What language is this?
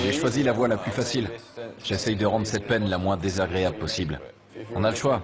French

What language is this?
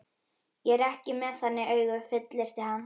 Icelandic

